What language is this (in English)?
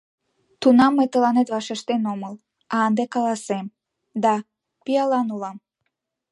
Mari